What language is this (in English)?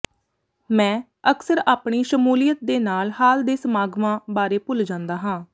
Punjabi